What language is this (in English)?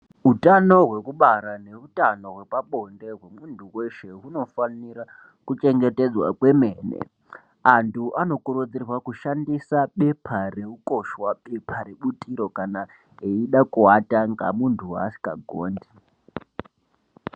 Ndau